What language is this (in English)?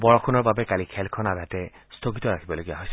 Assamese